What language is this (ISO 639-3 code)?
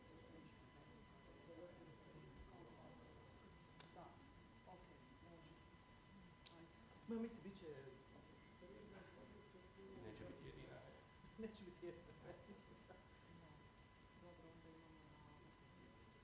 hrv